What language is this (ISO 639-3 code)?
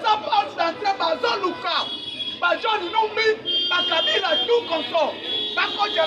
fra